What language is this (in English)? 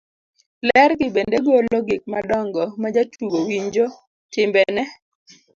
Luo (Kenya and Tanzania)